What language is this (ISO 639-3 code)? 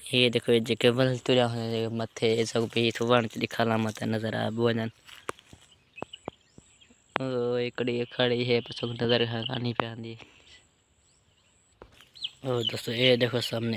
ron